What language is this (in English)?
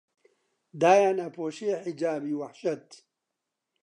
Central Kurdish